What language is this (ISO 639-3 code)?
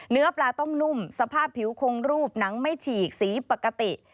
tha